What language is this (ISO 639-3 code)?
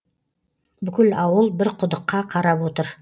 kaz